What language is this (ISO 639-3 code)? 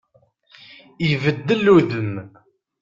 kab